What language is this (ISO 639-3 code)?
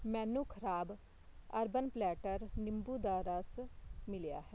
pan